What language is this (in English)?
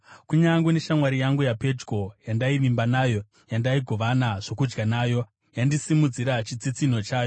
Shona